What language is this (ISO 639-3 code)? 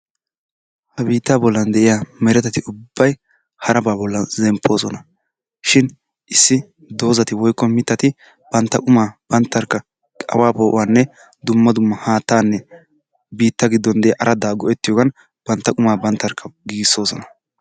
wal